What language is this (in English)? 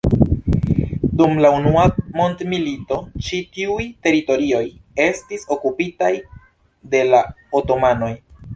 Esperanto